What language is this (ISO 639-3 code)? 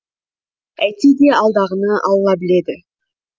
kaz